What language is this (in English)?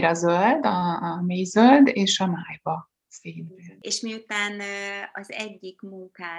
Hungarian